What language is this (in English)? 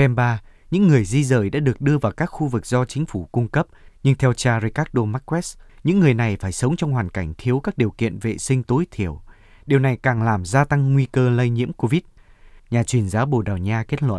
Vietnamese